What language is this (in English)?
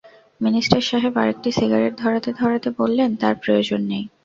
Bangla